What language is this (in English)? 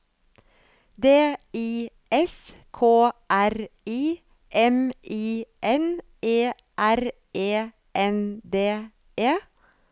Norwegian